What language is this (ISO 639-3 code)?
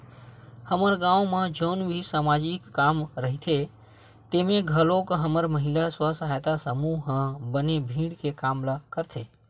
hne